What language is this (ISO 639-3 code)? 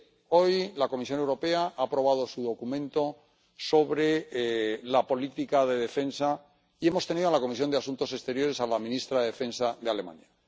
spa